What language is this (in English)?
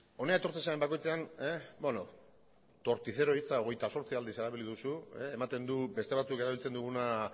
Basque